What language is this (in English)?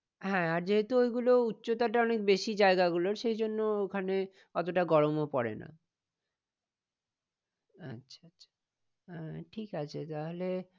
Bangla